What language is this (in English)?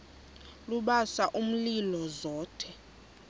Xhosa